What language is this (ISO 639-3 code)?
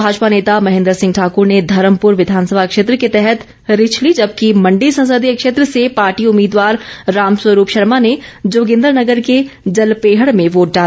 hin